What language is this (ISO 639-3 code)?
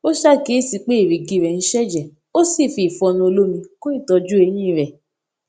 yor